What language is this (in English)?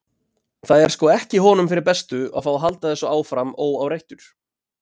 Icelandic